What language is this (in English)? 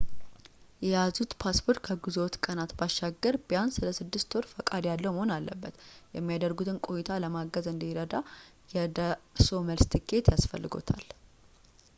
Amharic